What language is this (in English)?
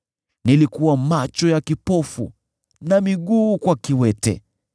Swahili